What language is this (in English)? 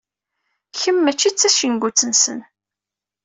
Kabyle